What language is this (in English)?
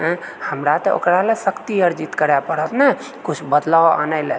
Maithili